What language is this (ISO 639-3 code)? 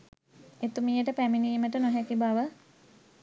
sin